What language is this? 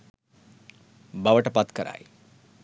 Sinhala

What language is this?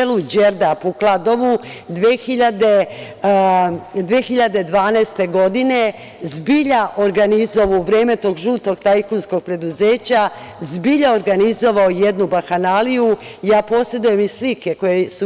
Serbian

